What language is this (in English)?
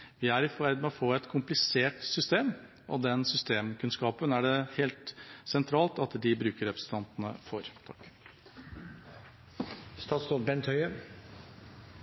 Norwegian Bokmål